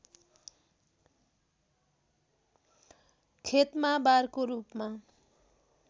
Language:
Nepali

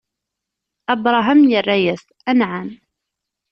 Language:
Kabyle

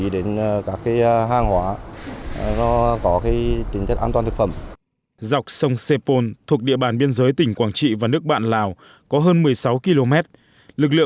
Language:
Vietnamese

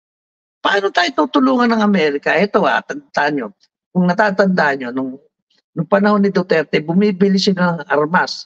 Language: Filipino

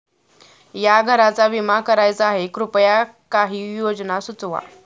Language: Marathi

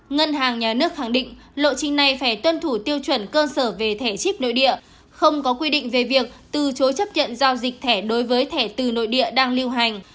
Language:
Vietnamese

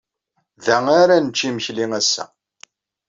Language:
Kabyle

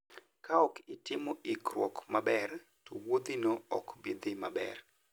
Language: Luo (Kenya and Tanzania)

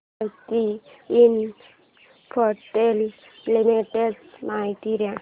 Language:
Marathi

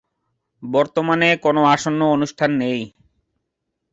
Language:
Bangla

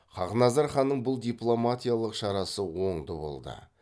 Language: Kazakh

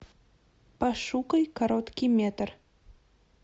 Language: Russian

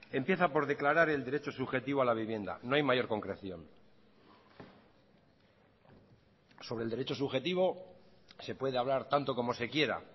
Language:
Spanish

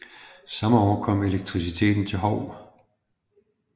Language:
Danish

